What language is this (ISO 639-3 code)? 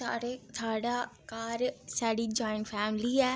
doi